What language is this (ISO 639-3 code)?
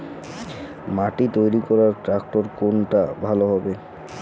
ben